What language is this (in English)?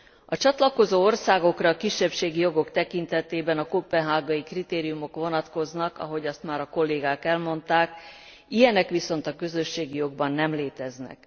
Hungarian